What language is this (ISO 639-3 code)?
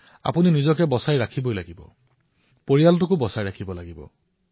asm